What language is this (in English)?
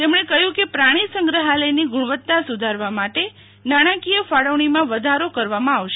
Gujarati